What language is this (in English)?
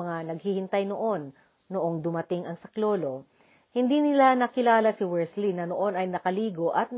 Filipino